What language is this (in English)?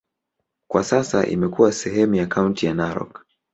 Swahili